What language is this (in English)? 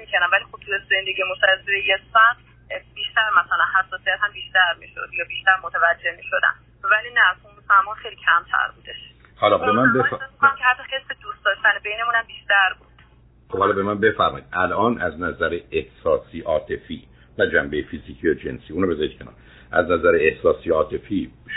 Persian